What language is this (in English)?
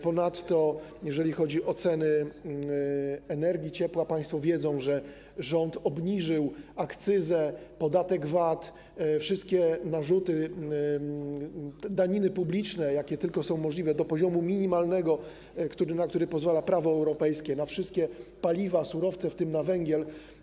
Polish